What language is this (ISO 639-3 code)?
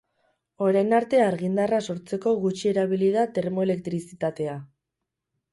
eus